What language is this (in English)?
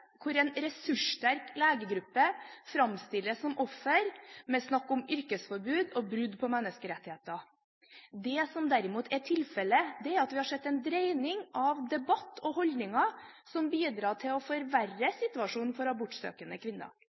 Norwegian Bokmål